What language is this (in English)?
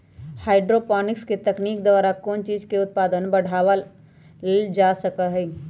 Magahi